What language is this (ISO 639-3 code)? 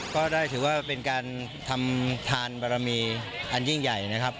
tha